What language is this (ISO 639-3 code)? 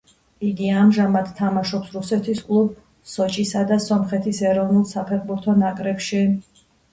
kat